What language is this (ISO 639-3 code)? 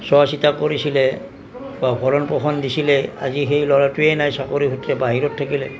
asm